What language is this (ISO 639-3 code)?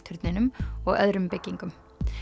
isl